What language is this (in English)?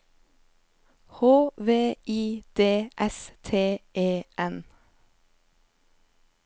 Norwegian